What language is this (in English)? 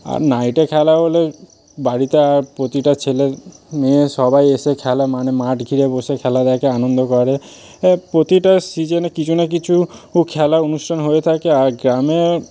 Bangla